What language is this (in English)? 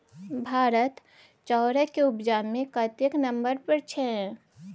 Maithili